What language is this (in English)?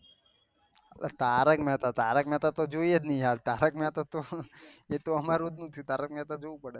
Gujarati